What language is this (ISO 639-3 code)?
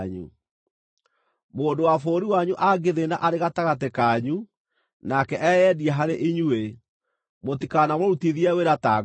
kik